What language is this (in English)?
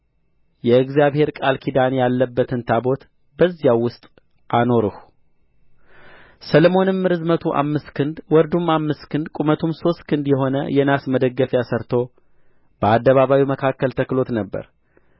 Amharic